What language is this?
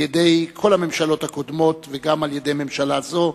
Hebrew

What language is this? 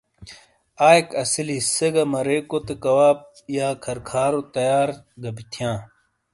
Shina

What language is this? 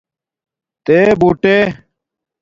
Domaaki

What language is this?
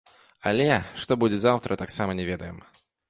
Belarusian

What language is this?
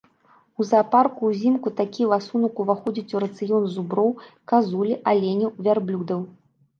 Belarusian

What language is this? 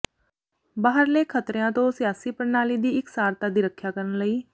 Punjabi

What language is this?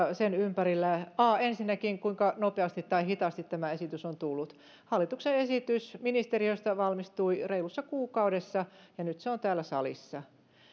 Finnish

